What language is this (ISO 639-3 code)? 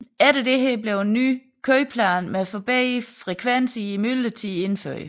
dan